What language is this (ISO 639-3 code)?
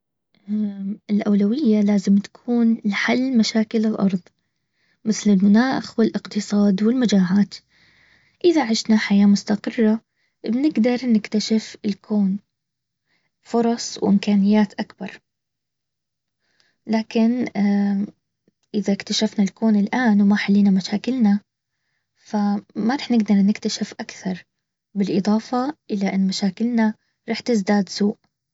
abv